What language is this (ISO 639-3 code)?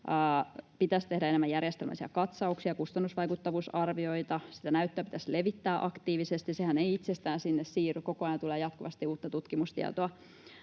fin